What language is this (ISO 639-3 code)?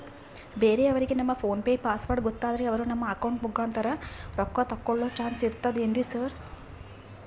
kan